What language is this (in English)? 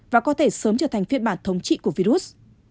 Vietnamese